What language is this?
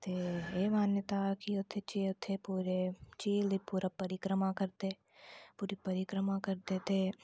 Dogri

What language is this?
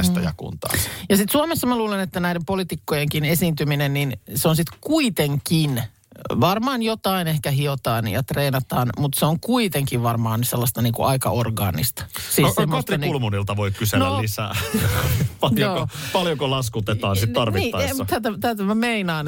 Finnish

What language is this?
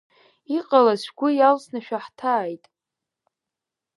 Abkhazian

